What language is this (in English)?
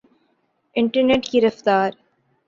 Urdu